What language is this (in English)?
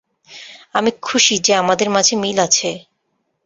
Bangla